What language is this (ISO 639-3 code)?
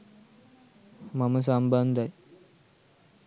sin